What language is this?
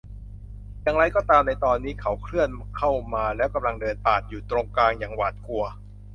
Thai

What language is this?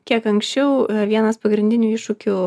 Lithuanian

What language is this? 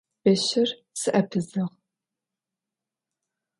Adyghe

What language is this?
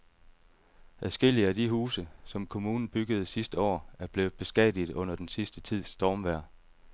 Danish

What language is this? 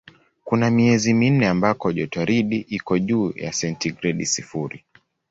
Swahili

